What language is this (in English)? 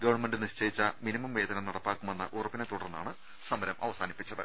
Malayalam